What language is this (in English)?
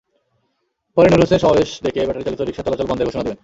Bangla